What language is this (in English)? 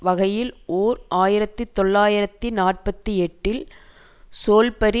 Tamil